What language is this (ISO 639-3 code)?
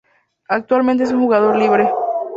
spa